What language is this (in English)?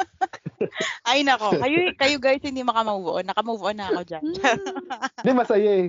Filipino